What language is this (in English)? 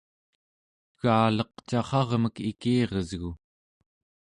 Central Yupik